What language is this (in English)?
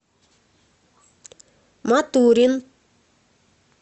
Russian